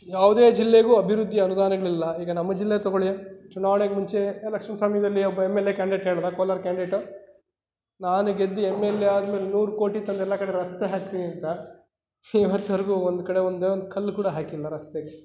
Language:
Kannada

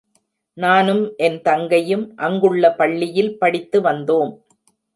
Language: Tamil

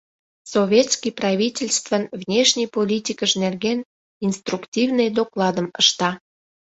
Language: Mari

